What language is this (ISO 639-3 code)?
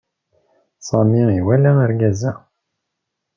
kab